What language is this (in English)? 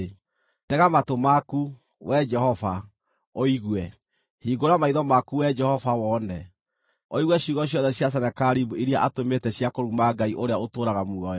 Kikuyu